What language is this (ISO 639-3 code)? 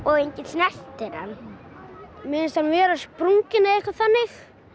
isl